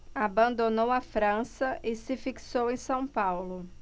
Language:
Portuguese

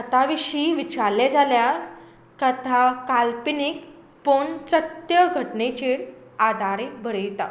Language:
Konkani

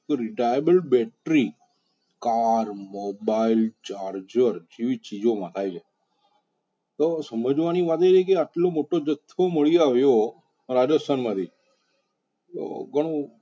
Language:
Gujarati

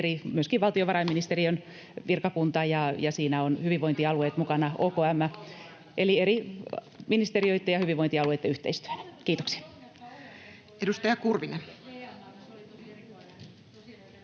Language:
Finnish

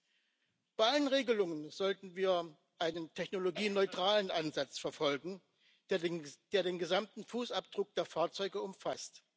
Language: German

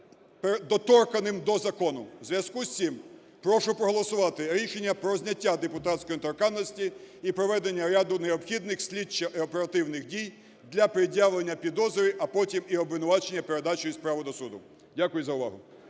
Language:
Ukrainian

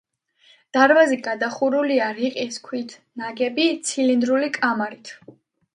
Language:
Georgian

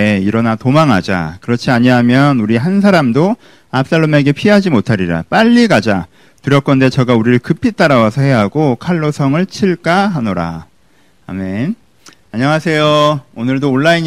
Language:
Korean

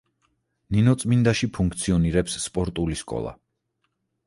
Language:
Georgian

